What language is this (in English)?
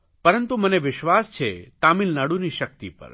Gujarati